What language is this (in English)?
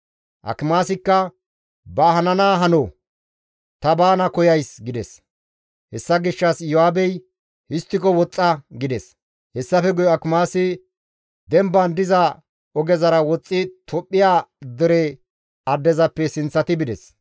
Gamo